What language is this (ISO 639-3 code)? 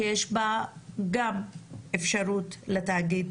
heb